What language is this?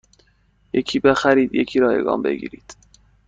Persian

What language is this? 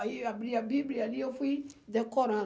Portuguese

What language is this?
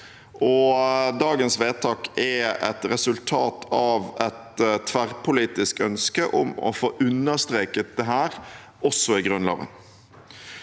Norwegian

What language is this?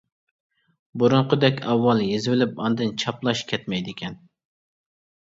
Uyghur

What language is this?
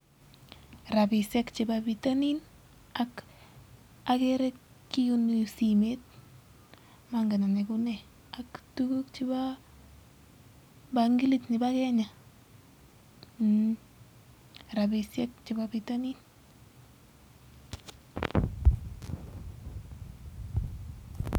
Kalenjin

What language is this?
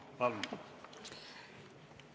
Estonian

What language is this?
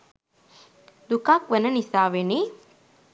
Sinhala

